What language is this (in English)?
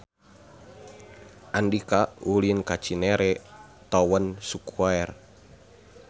Sundanese